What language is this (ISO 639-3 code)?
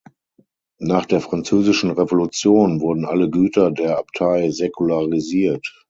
deu